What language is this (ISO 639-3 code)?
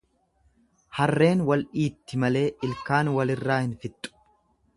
orm